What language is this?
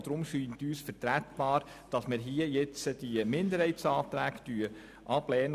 Swiss German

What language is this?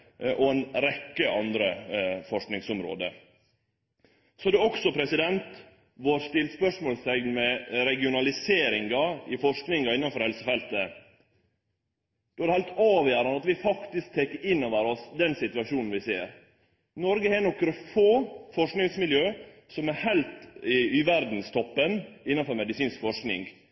Norwegian Nynorsk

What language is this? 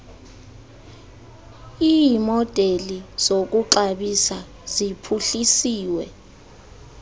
Xhosa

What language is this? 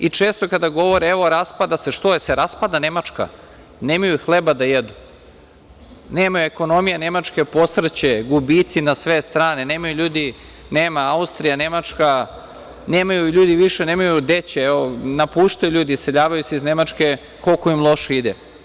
Serbian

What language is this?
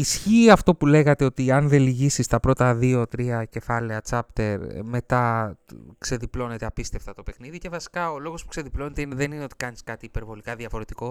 Greek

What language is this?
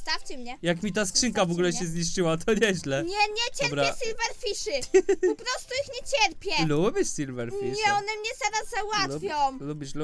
Polish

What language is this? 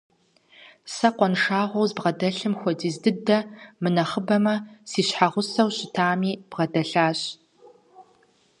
Kabardian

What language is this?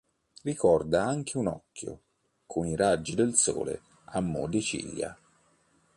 Italian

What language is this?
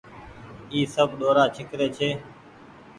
Goaria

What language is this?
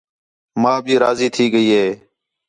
Khetrani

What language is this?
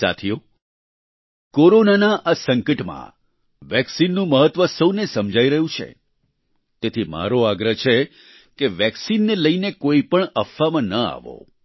Gujarati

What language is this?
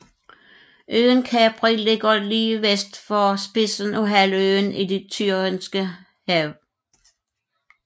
Danish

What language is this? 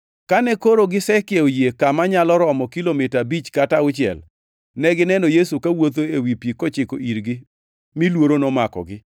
Luo (Kenya and Tanzania)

